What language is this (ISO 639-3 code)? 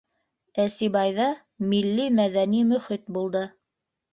bak